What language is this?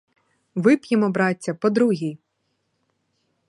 Ukrainian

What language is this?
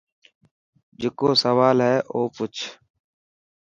Dhatki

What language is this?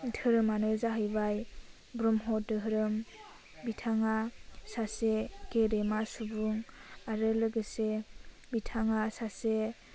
Bodo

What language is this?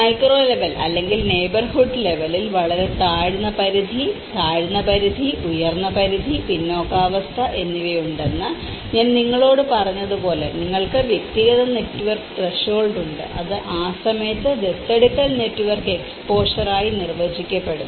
Malayalam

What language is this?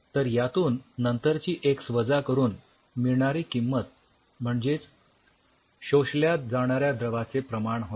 Marathi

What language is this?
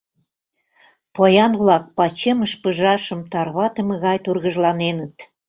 Mari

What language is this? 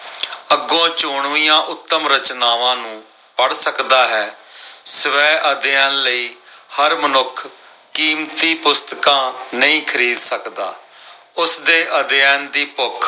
Punjabi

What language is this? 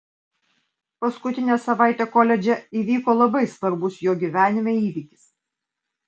Lithuanian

